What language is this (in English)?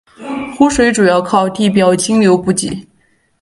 Chinese